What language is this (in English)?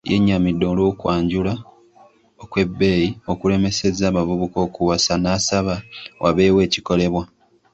Ganda